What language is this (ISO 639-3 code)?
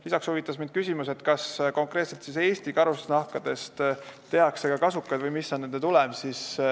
est